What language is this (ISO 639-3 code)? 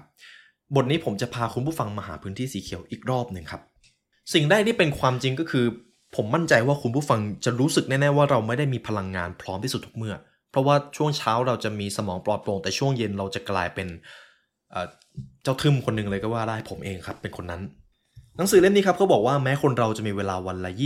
tha